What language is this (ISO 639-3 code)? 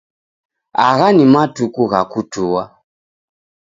dav